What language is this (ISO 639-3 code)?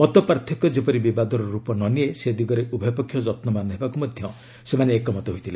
ori